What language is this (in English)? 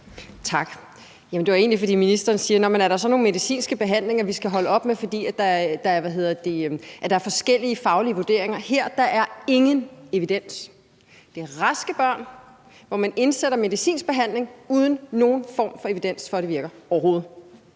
Danish